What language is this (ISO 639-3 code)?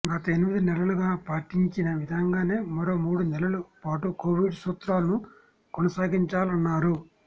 tel